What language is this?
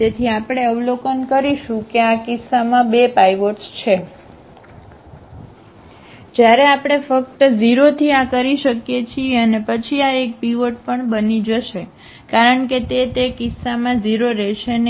Gujarati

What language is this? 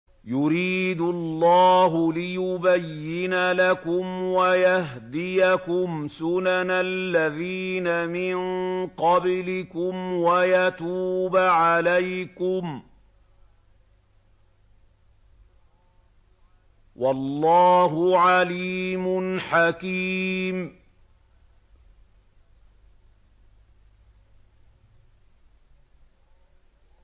Arabic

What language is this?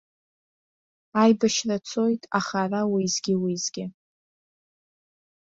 Abkhazian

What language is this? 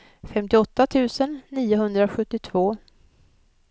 Swedish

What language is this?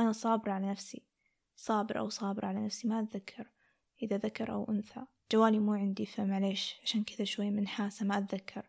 Arabic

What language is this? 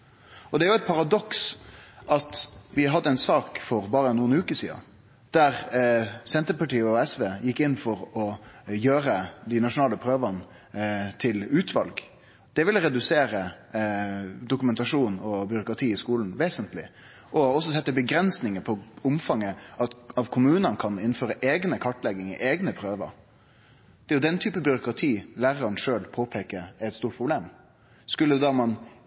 Norwegian Nynorsk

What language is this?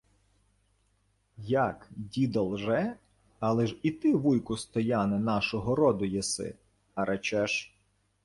Ukrainian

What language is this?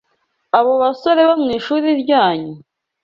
Kinyarwanda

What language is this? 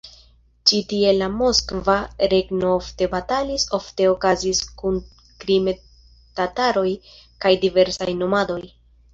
Esperanto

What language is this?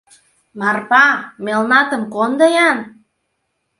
Mari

